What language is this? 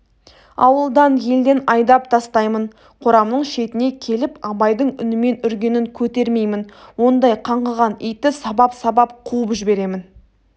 Kazakh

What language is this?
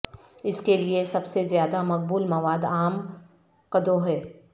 Urdu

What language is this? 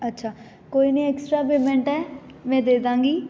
Punjabi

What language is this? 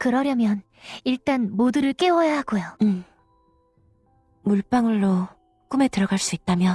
Korean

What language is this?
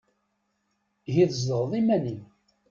Kabyle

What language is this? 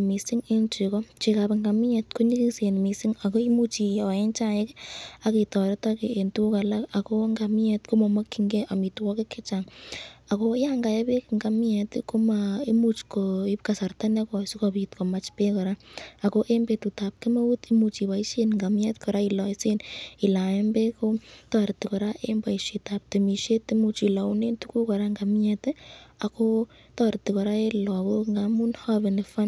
Kalenjin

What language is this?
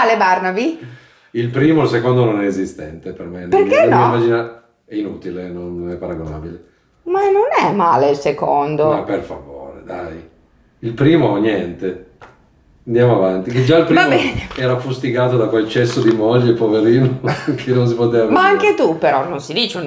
Italian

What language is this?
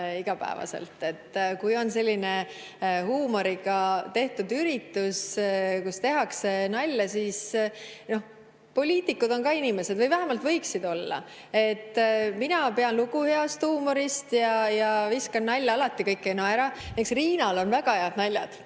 Estonian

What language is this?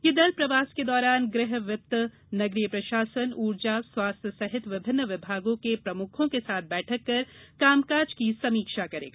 Hindi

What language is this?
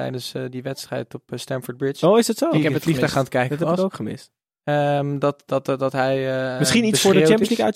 Dutch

